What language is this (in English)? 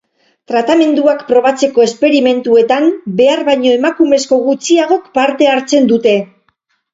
Basque